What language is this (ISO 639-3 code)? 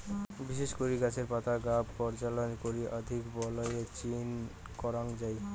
ben